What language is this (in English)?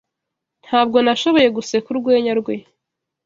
Kinyarwanda